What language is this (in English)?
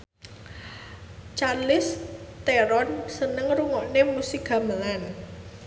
Javanese